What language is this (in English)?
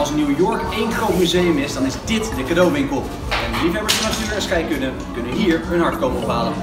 Dutch